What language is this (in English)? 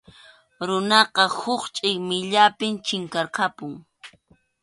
Arequipa-La Unión Quechua